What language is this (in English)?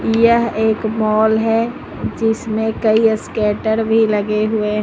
Hindi